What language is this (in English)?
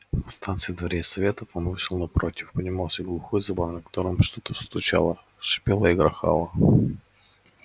Russian